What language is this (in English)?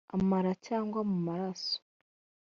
Kinyarwanda